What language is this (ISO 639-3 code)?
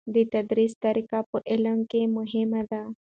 pus